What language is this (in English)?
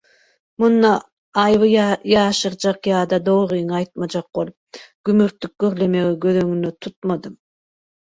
Turkmen